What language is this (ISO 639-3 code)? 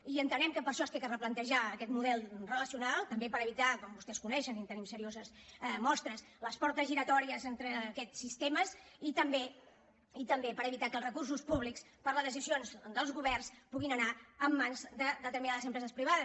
cat